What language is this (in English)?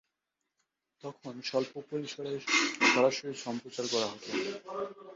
Bangla